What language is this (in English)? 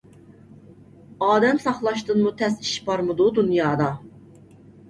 Uyghur